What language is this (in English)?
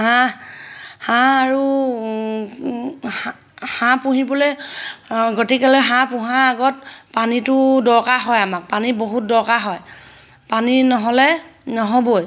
Assamese